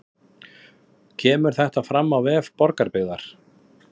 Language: Icelandic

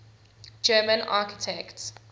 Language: English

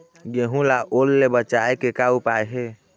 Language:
Chhattisgarhi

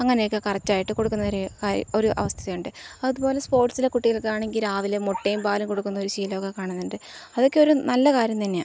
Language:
Malayalam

